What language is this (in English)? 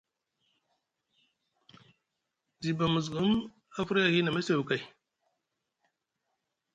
Musgu